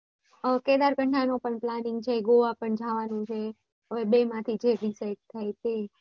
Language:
Gujarati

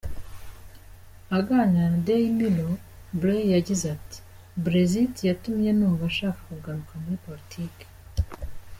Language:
Kinyarwanda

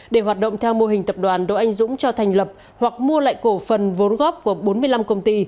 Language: Vietnamese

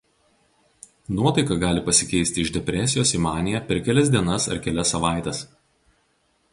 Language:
Lithuanian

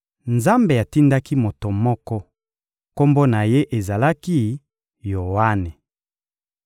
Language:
Lingala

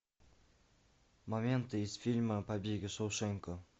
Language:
Russian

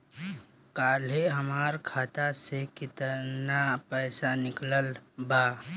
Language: Bhojpuri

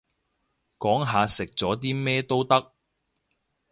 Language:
Cantonese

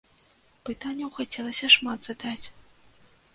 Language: Belarusian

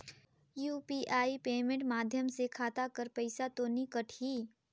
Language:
Chhattisgarhi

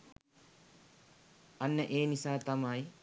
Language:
Sinhala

